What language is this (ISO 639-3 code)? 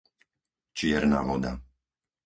slk